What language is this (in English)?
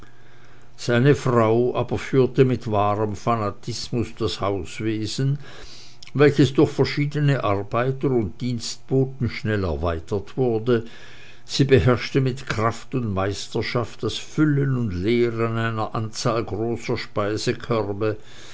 German